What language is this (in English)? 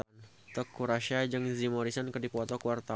Sundanese